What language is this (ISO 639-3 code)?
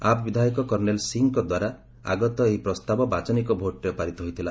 ori